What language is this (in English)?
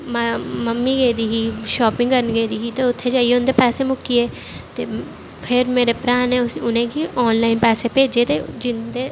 Dogri